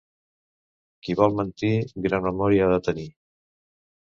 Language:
Catalan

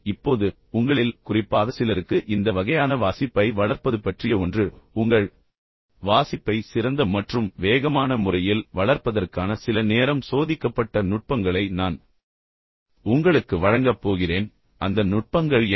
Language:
Tamil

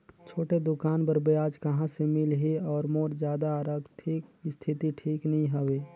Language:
Chhattisgarhi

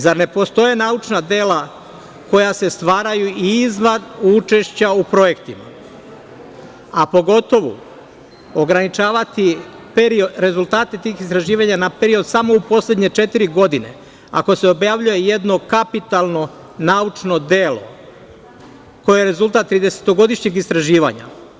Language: Serbian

